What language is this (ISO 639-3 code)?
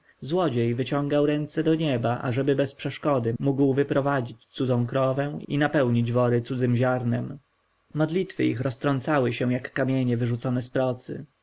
pol